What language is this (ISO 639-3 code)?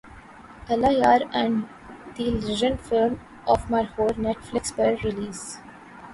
urd